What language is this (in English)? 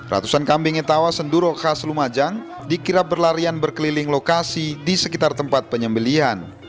Indonesian